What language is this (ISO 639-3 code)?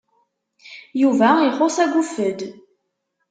kab